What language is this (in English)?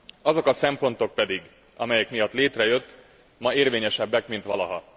Hungarian